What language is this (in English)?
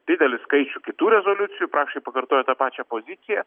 Lithuanian